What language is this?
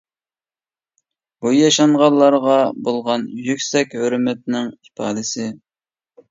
Uyghur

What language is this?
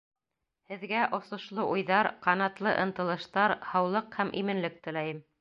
Bashkir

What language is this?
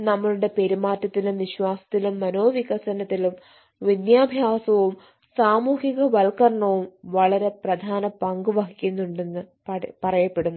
Malayalam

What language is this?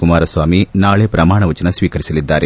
Kannada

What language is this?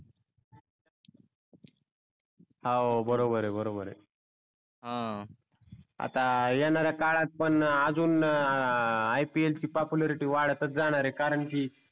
Marathi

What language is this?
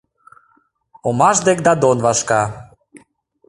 Mari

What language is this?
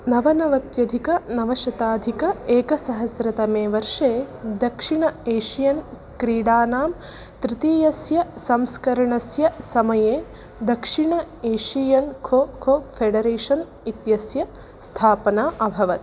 Sanskrit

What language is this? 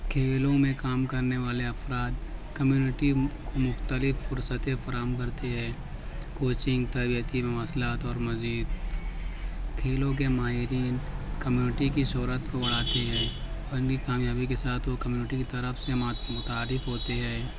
Urdu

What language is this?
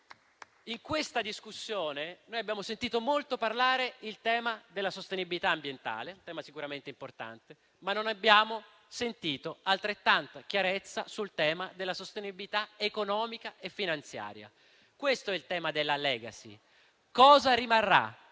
Italian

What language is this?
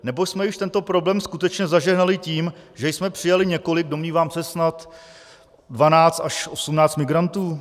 Czech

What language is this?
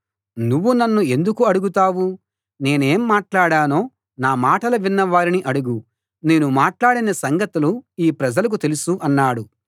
Telugu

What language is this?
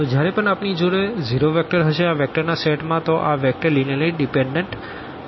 Gujarati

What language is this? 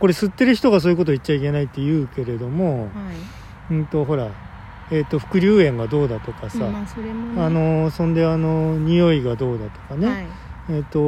Japanese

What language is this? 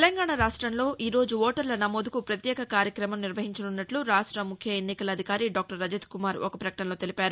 Telugu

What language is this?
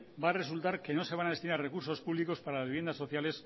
Spanish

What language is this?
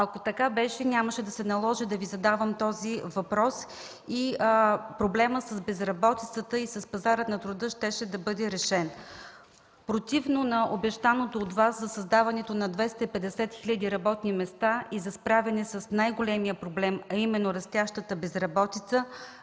Bulgarian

